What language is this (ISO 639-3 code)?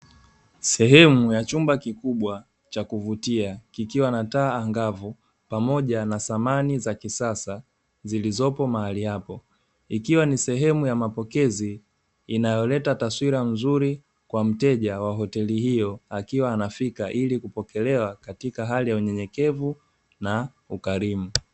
swa